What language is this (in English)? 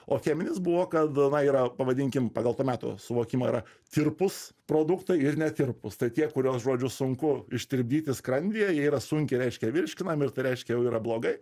Lithuanian